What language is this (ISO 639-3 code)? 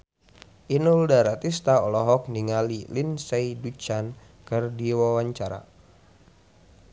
sun